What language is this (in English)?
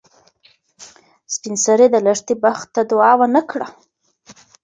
Pashto